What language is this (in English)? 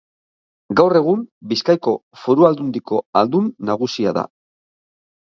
Basque